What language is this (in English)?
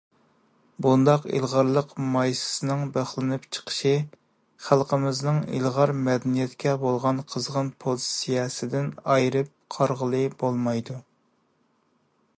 Uyghur